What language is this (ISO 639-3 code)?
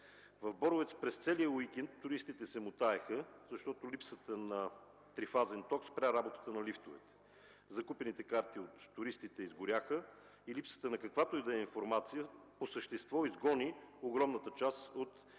bul